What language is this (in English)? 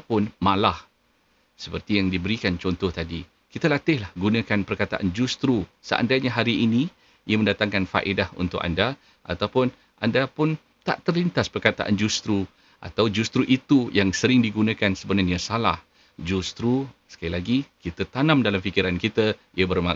Malay